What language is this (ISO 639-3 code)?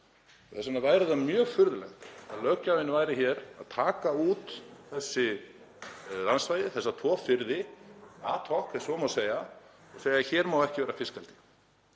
isl